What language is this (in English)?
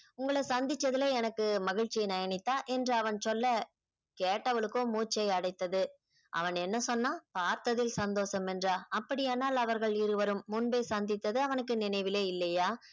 Tamil